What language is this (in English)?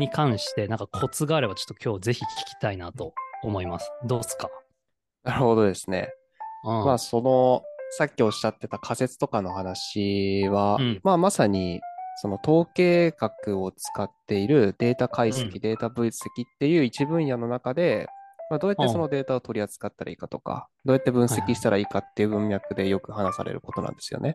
Japanese